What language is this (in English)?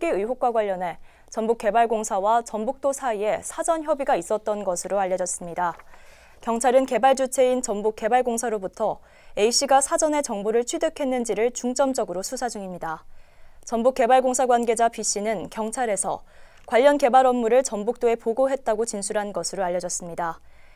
Korean